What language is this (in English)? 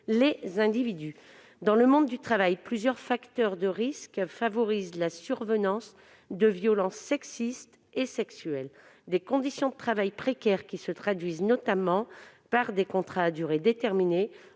French